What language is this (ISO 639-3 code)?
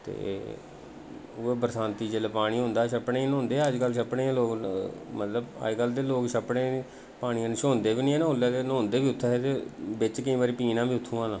doi